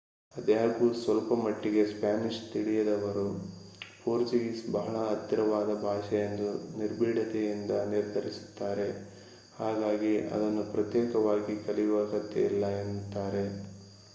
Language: Kannada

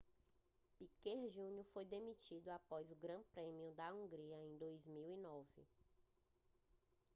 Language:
Portuguese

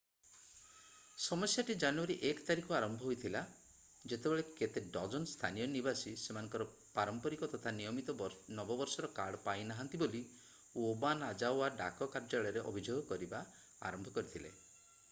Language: Odia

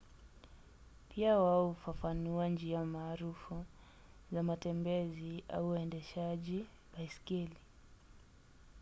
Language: Swahili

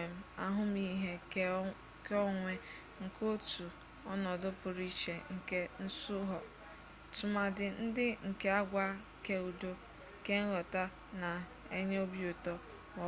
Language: Igbo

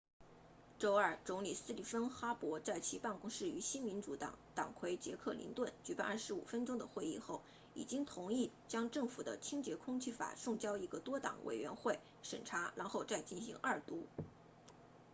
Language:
Chinese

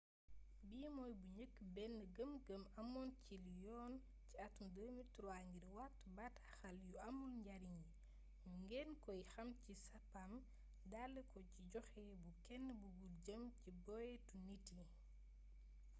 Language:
Wolof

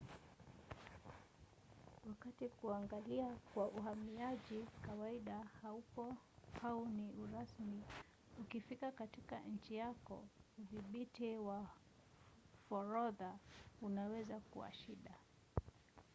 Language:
Swahili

